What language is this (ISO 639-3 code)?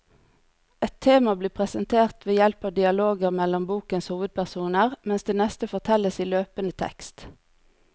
nor